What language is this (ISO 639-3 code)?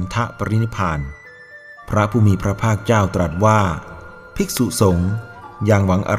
tha